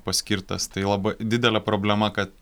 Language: Lithuanian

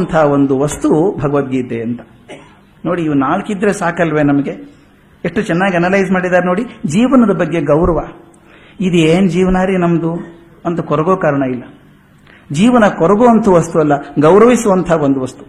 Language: Kannada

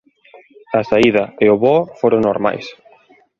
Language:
Galician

